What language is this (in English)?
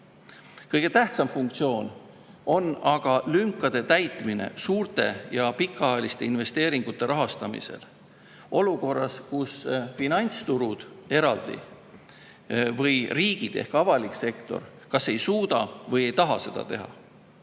Estonian